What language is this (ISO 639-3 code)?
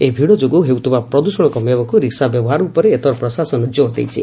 ori